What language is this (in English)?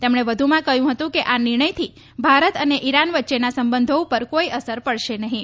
Gujarati